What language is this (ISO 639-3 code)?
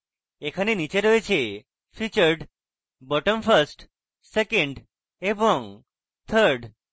ben